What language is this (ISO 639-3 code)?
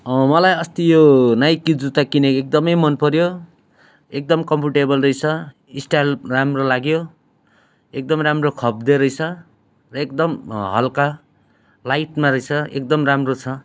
nep